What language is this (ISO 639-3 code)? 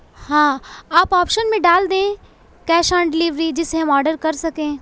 urd